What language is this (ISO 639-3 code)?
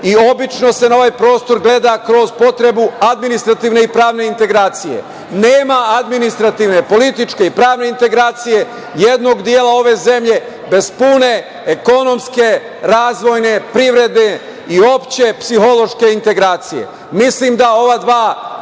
srp